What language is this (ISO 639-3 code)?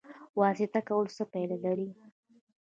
pus